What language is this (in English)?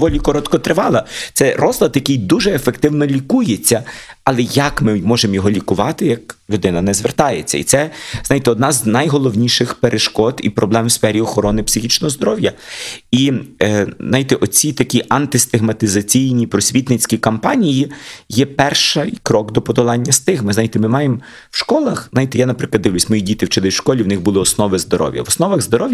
Ukrainian